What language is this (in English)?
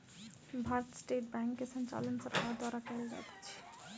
Maithili